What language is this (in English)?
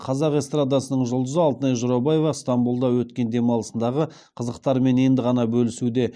Kazakh